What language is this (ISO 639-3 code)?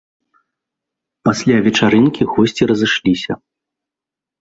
bel